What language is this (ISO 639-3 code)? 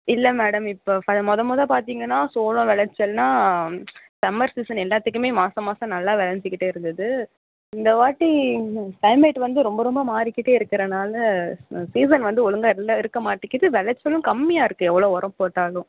tam